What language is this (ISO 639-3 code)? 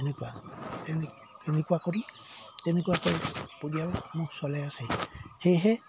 asm